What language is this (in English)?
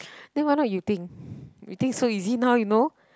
English